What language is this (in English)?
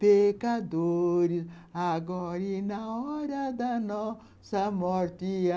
Portuguese